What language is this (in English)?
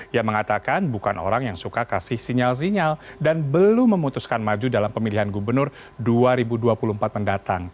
Indonesian